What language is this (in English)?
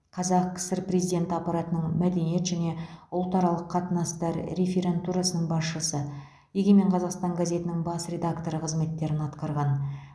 Kazakh